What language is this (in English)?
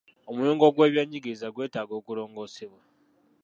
Ganda